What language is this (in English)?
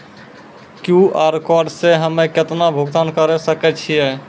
Maithili